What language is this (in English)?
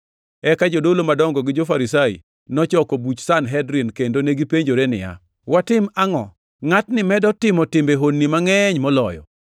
Luo (Kenya and Tanzania)